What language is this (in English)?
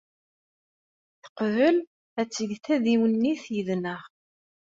Kabyle